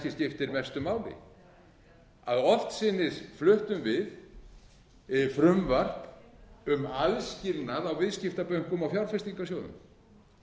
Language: Icelandic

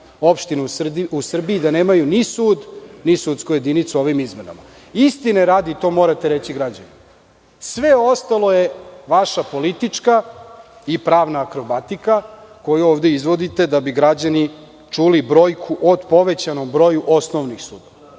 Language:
Serbian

